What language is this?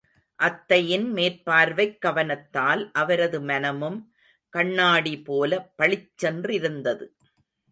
Tamil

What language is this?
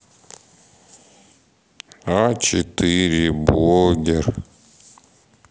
Russian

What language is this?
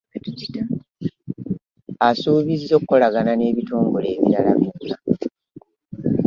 Ganda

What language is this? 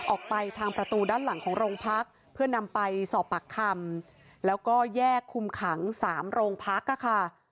Thai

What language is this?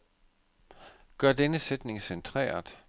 Danish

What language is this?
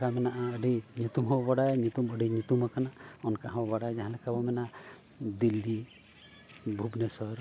Santali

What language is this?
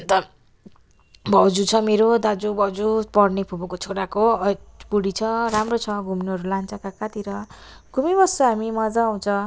Nepali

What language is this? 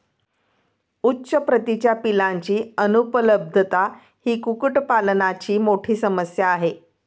Marathi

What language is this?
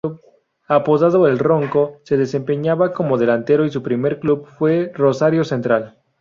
Spanish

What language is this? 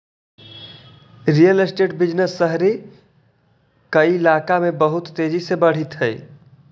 Magahi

